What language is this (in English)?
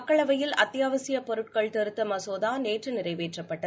Tamil